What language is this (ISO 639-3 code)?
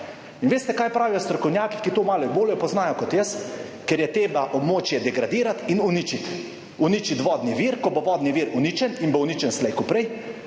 slv